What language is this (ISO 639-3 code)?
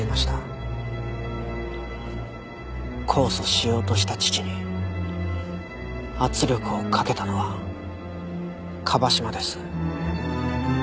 jpn